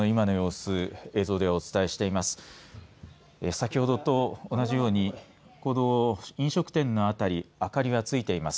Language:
Japanese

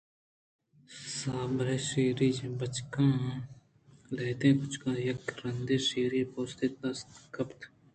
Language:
Eastern Balochi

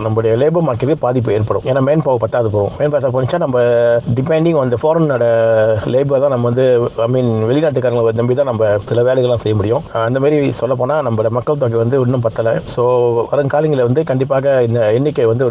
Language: Tamil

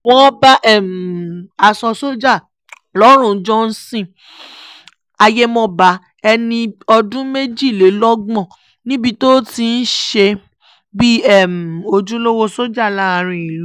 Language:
Yoruba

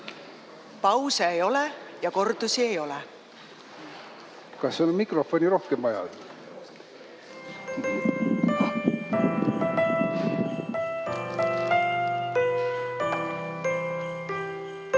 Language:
Estonian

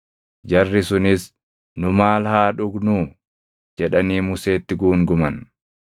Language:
Oromo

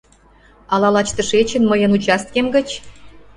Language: Mari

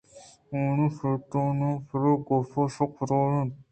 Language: Eastern Balochi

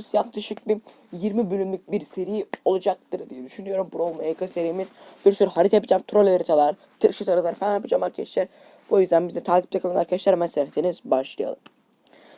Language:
Turkish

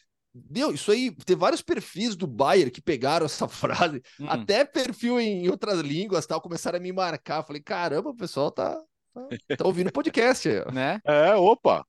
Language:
Portuguese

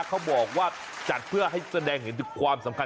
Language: Thai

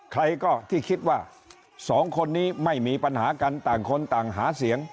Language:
Thai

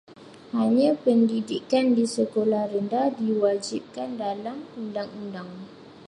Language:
Malay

